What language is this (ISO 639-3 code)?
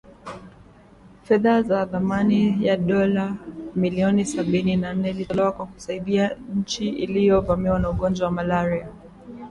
swa